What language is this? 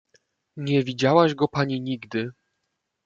Polish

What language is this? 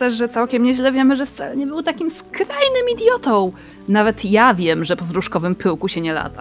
Polish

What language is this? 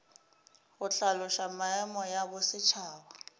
Northern Sotho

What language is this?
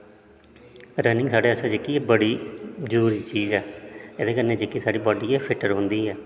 Dogri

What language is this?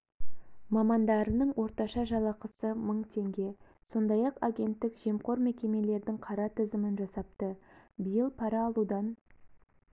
Kazakh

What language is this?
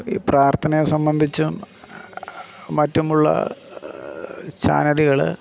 Malayalam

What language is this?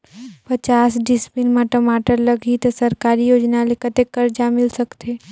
Chhattisgarhi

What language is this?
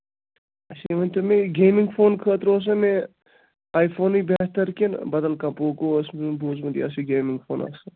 Kashmiri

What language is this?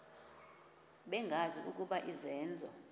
Xhosa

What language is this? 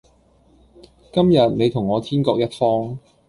Cantonese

